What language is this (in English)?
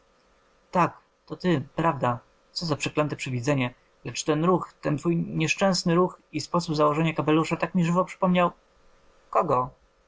Polish